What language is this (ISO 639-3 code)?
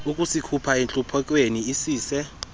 xho